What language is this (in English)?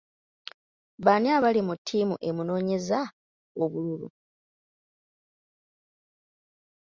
Ganda